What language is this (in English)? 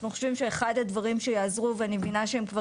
Hebrew